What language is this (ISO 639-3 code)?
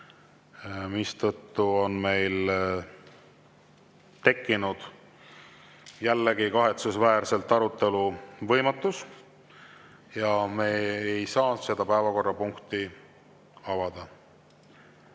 est